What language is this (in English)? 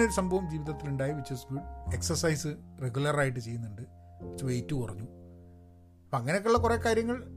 Malayalam